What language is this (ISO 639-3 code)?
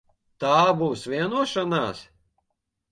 lav